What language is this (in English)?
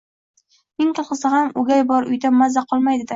Uzbek